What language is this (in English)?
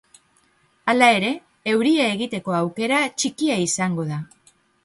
Basque